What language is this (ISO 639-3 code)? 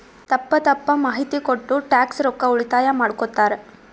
kan